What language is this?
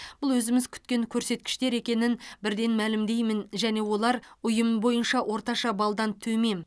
Kazakh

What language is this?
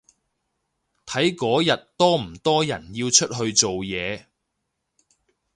Cantonese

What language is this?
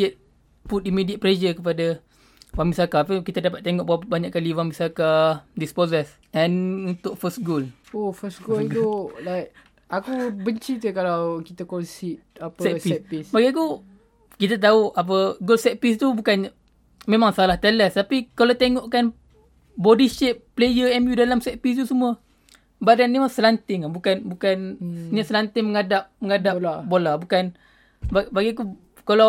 Malay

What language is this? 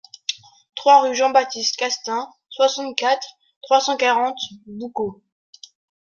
French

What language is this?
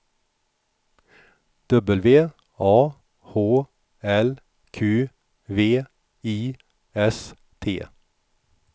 Swedish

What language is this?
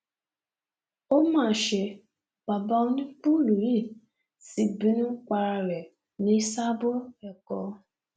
Yoruba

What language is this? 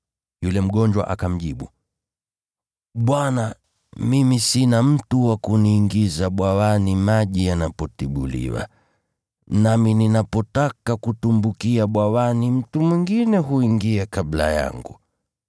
Swahili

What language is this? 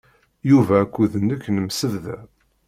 Kabyle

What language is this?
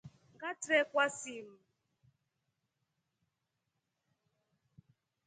Rombo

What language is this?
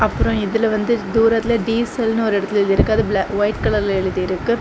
Tamil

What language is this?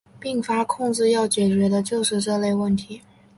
Chinese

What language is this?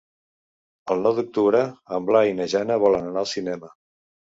Catalan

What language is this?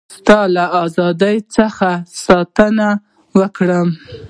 Pashto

